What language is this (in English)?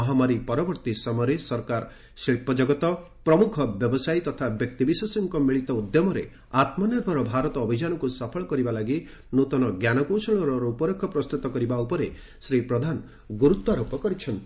Odia